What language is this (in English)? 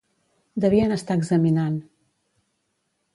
Catalan